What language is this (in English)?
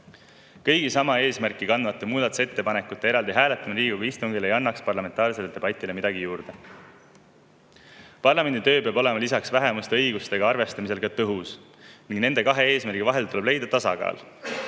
Estonian